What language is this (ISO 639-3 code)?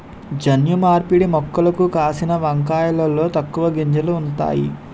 tel